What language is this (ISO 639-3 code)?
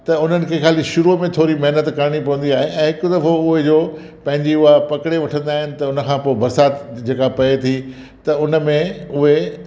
snd